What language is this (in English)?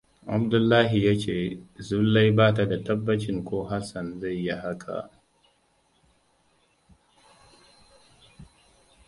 Hausa